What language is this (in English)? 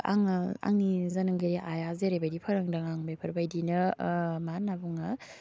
Bodo